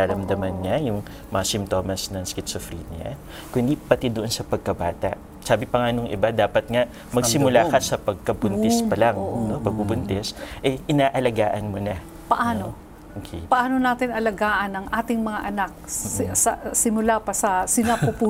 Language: Filipino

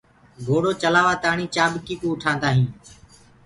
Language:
Gurgula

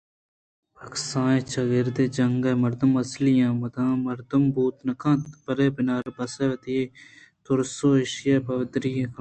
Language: Eastern Balochi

